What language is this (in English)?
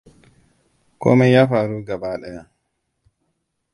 Hausa